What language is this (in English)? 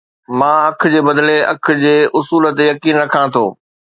Sindhi